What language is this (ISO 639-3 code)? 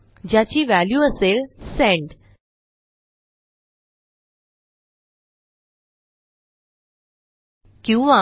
mar